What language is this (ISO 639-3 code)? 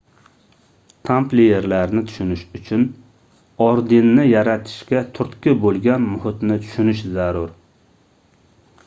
uzb